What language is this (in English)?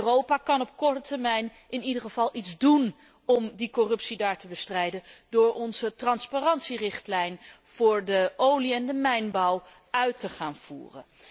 Dutch